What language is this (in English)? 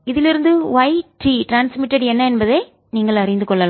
Tamil